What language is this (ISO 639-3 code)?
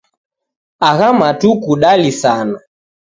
dav